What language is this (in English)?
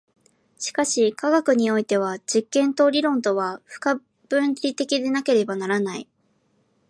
Japanese